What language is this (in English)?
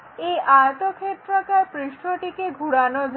Bangla